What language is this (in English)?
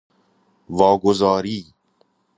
Persian